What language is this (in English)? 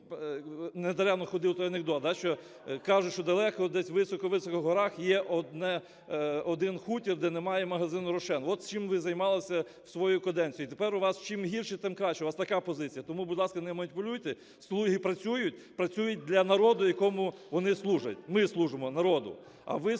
Ukrainian